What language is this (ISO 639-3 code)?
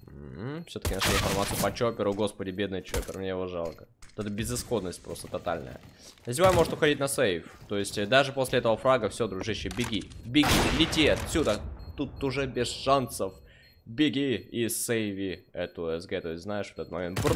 rus